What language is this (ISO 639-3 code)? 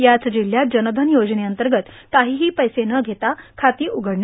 mar